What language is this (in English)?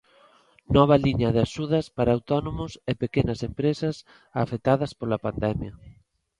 Galician